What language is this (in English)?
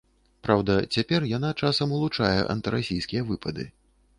Belarusian